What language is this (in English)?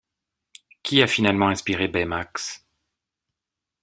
French